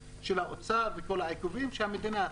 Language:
Hebrew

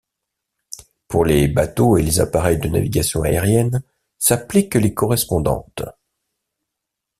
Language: French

